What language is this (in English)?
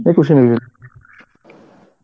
Bangla